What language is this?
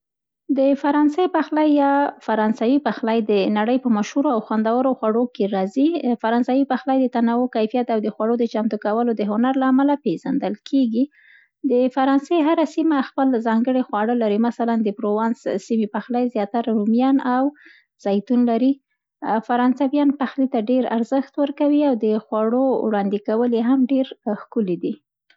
Central Pashto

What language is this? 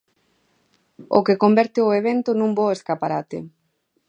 Galician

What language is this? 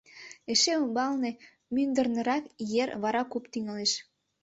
Mari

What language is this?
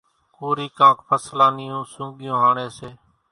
Kachi Koli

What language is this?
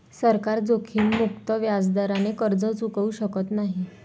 Marathi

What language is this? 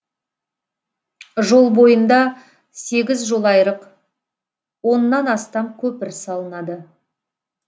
Kazakh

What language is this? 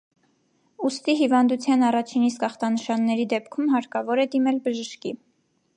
Armenian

